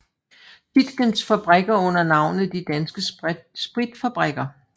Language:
Danish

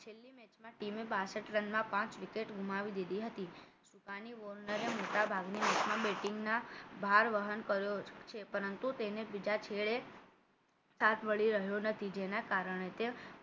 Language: Gujarati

